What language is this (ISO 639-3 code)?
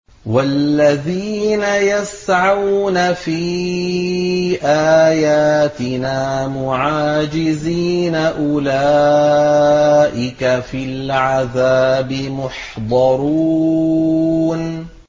ara